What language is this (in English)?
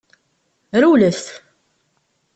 Kabyle